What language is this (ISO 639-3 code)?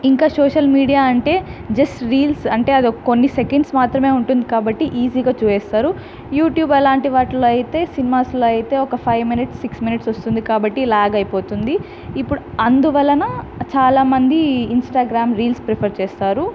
tel